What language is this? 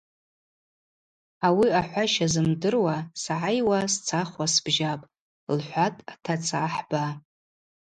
Abaza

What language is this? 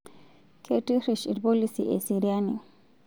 Masai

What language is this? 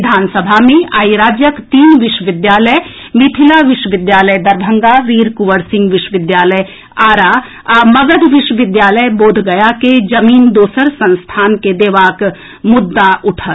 Maithili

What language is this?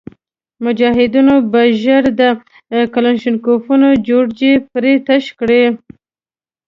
Pashto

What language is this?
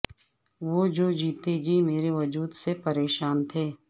Urdu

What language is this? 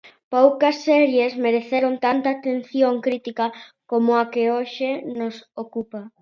Galician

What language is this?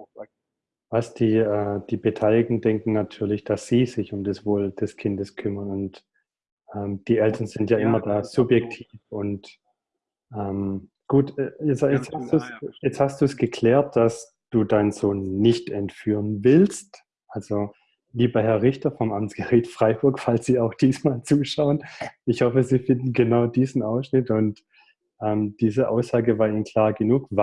German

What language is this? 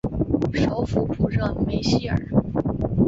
Chinese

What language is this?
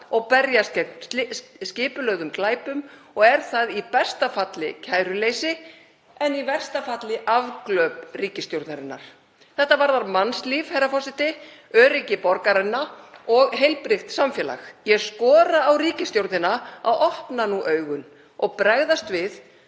Icelandic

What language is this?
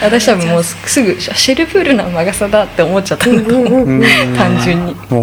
Japanese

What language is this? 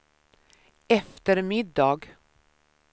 Swedish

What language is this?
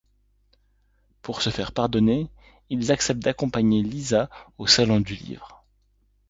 French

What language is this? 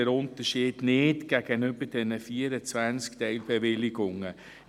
Swiss German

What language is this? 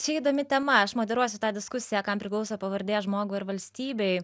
Lithuanian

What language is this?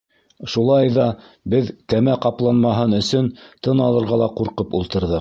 Bashkir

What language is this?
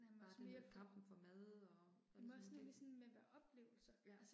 Danish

